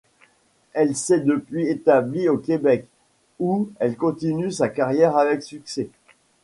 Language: French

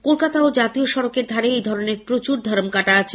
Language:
Bangla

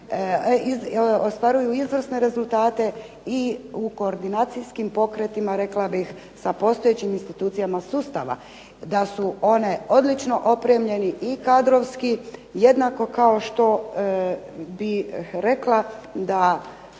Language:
Croatian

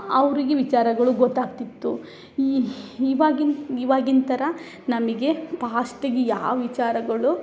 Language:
Kannada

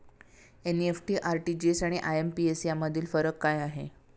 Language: Marathi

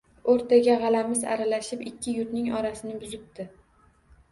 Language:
Uzbek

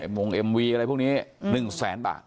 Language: Thai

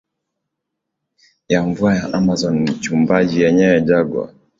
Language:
Swahili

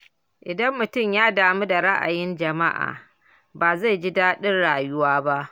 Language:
Hausa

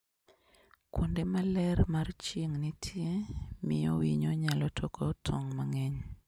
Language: Luo (Kenya and Tanzania)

